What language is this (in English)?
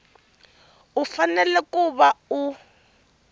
Tsonga